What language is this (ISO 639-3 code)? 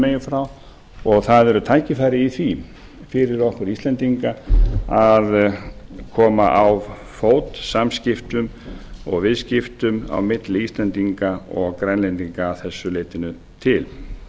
isl